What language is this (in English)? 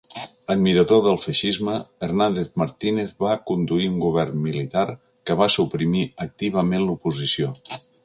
Catalan